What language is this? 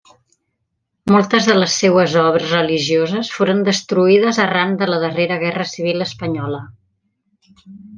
Catalan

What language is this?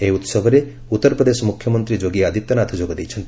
Odia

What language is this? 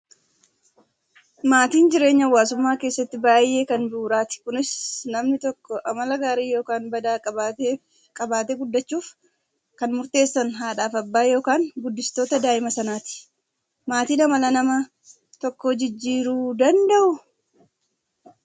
Oromo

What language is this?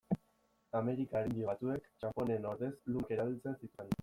Basque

